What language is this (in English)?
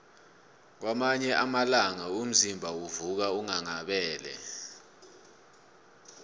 South Ndebele